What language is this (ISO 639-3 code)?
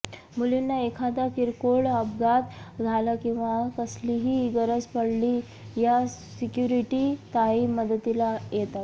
mar